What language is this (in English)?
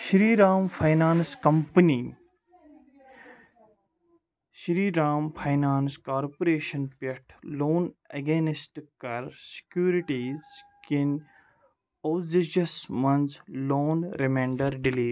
Kashmiri